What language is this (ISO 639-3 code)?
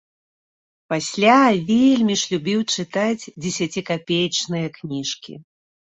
bel